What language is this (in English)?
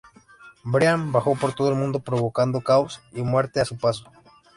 Spanish